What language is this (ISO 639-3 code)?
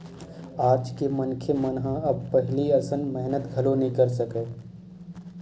hne